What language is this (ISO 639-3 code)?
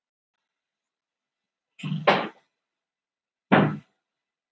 isl